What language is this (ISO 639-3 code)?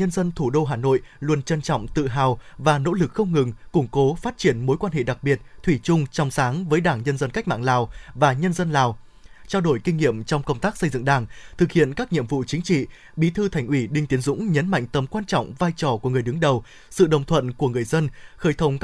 vie